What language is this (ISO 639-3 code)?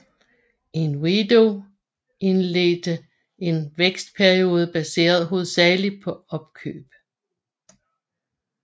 dan